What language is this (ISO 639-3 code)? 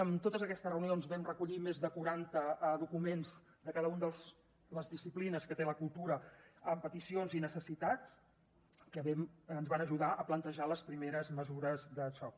cat